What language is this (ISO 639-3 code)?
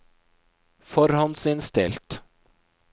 nor